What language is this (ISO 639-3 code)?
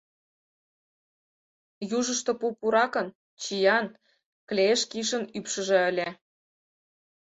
chm